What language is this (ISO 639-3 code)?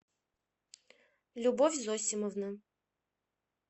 rus